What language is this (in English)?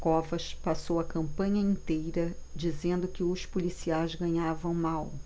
Portuguese